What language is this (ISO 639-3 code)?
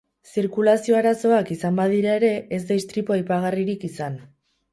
eus